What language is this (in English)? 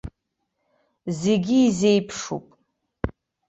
Abkhazian